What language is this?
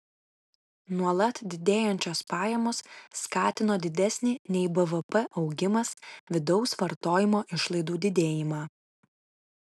Lithuanian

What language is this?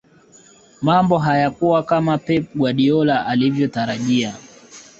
Swahili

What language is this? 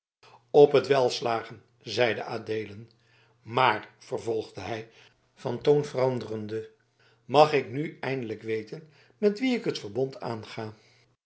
Dutch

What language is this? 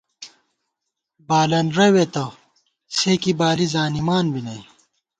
Gawar-Bati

